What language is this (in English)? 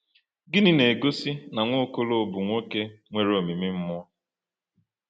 Igbo